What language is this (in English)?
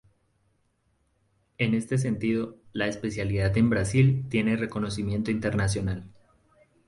Spanish